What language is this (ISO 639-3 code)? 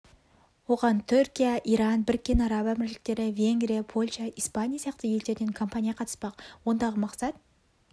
kaz